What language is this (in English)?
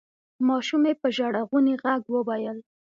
Pashto